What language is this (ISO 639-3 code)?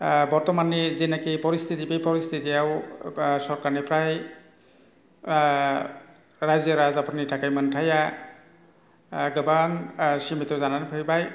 brx